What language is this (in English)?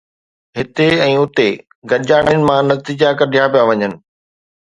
Sindhi